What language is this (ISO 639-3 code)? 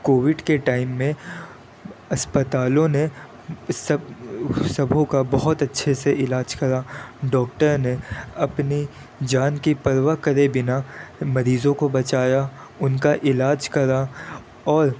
urd